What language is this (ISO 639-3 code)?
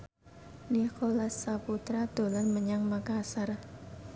jav